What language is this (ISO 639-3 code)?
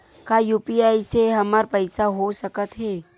hne